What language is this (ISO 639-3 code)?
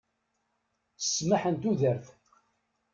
kab